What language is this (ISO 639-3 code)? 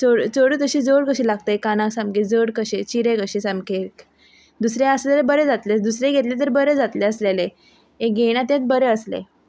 kok